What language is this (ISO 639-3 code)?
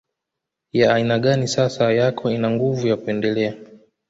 swa